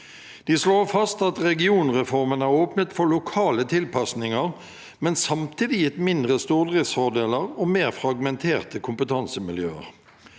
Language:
Norwegian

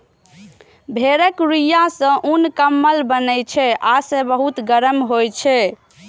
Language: Maithili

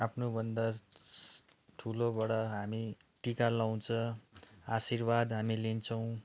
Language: Nepali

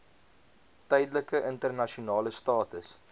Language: Afrikaans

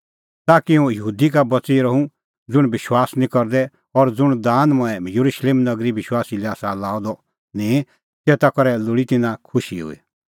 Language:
Kullu Pahari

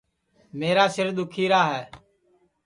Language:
Sansi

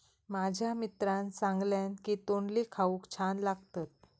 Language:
Marathi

